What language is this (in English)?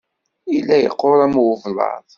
Kabyle